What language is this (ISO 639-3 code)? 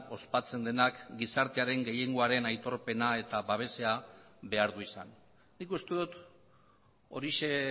eus